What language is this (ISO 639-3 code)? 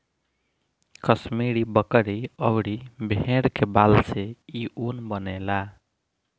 bho